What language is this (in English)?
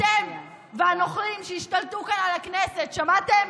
Hebrew